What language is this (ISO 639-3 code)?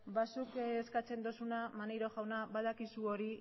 eus